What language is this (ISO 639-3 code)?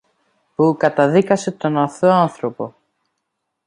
ell